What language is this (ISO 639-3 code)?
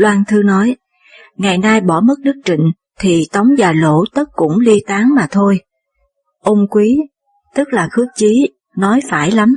vie